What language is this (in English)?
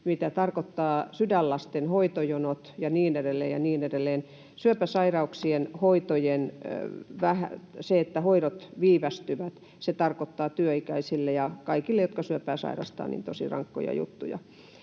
Finnish